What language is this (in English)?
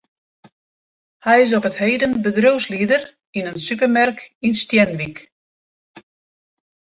Western Frisian